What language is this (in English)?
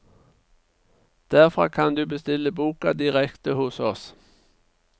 Norwegian